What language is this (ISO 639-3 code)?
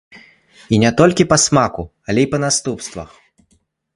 bel